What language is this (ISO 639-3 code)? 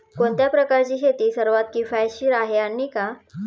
mar